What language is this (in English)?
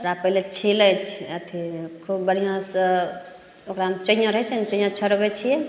Maithili